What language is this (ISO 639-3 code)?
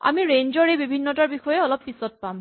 asm